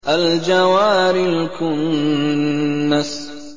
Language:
Arabic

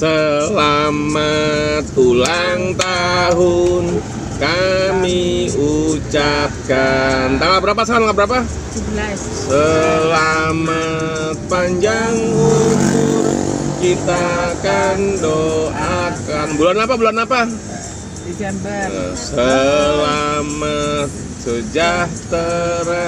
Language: Indonesian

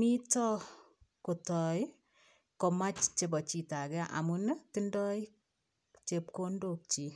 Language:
Kalenjin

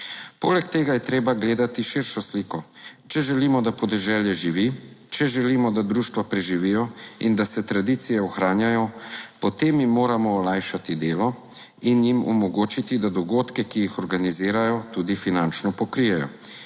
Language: Slovenian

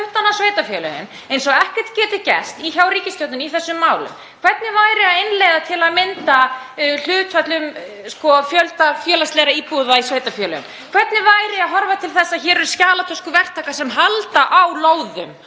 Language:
Icelandic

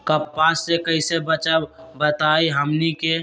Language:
Magahi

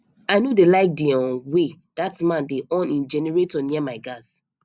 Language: Nigerian Pidgin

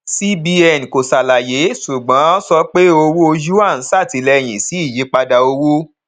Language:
Yoruba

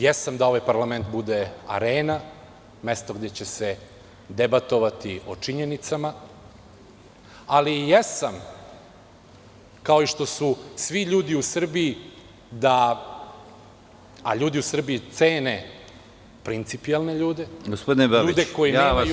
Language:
Serbian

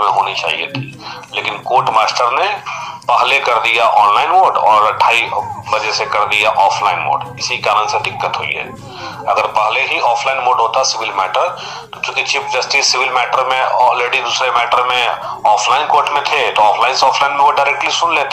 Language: Romanian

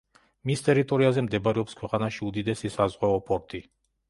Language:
Georgian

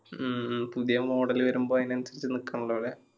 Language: Malayalam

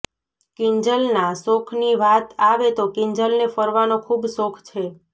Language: Gujarati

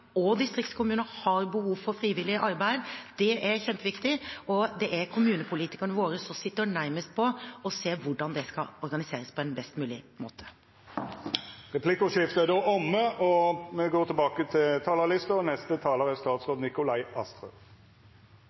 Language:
Norwegian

